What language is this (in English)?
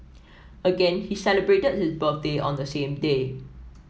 English